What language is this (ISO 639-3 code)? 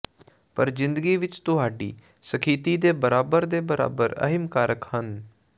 pan